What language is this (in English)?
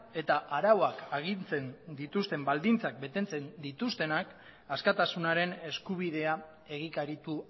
Basque